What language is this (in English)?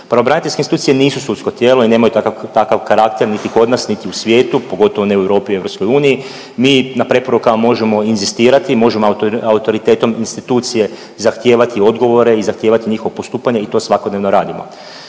Croatian